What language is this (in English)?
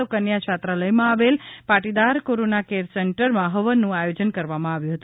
Gujarati